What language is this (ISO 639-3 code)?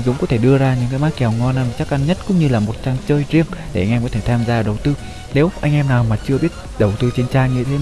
vie